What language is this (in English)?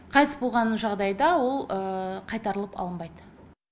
Kazakh